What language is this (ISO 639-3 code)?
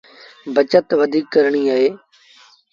sbn